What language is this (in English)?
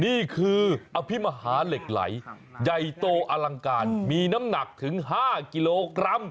Thai